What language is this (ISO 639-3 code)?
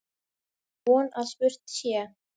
isl